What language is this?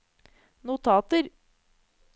Norwegian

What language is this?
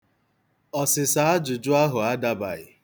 Igbo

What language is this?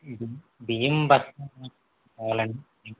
Telugu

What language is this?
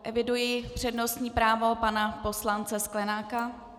Czech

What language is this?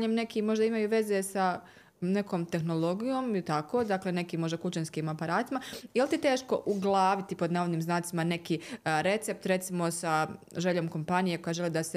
Croatian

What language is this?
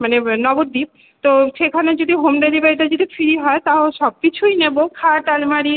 Bangla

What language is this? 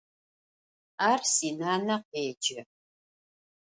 Adyghe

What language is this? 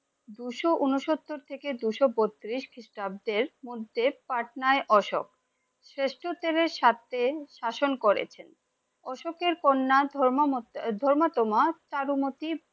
Bangla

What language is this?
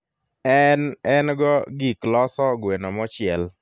Luo (Kenya and Tanzania)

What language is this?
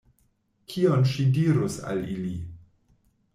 Esperanto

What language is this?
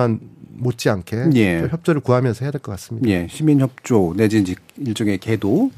Korean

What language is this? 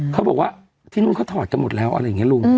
Thai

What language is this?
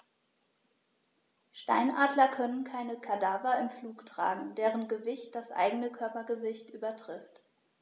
German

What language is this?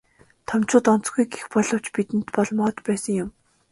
Mongolian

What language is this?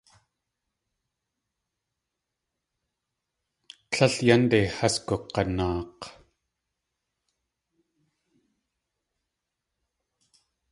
Tlingit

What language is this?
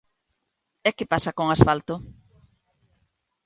Galician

